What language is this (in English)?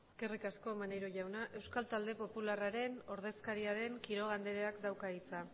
Basque